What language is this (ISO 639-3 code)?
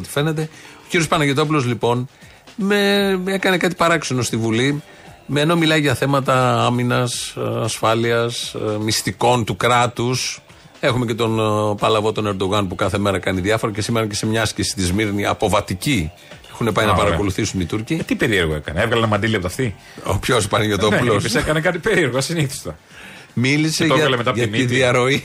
ell